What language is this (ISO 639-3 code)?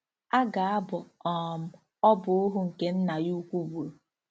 ibo